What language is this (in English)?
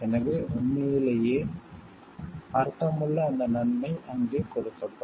Tamil